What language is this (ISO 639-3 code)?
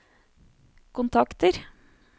nor